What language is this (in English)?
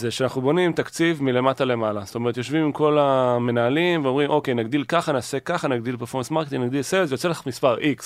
Hebrew